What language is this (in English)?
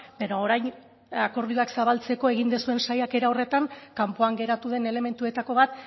Basque